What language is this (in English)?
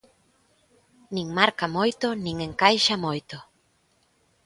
Galician